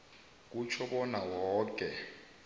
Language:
South Ndebele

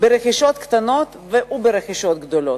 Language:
Hebrew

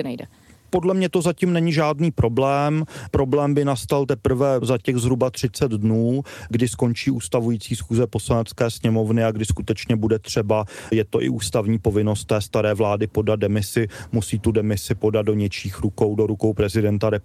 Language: Czech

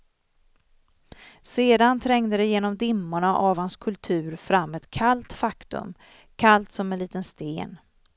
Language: Swedish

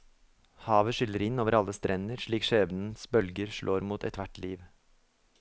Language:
Norwegian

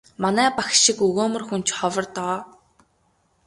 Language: Mongolian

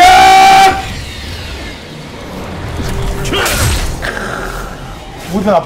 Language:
Korean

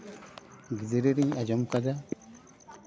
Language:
Santali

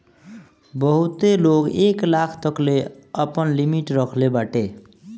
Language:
Bhojpuri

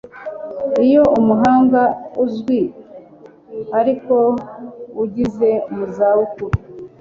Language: Kinyarwanda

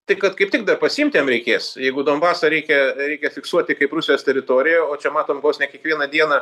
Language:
Lithuanian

